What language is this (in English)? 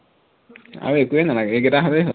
Assamese